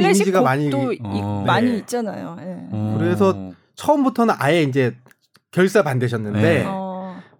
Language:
Korean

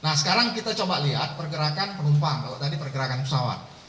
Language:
Indonesian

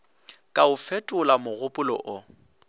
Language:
Northern Sotho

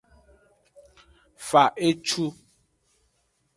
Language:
Aja (Benin)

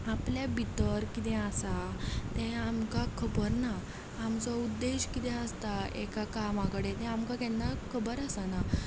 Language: Konkani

